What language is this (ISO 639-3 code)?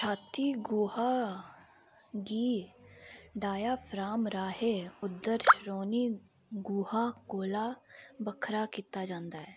doi